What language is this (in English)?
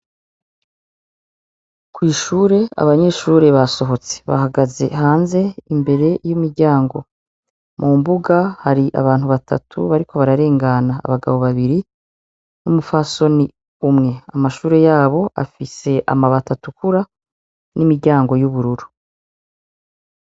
Rundi